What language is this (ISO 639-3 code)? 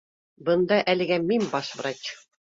bak